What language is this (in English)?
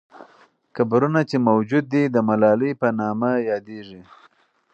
Pashto